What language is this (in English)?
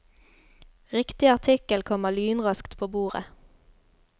Norwegian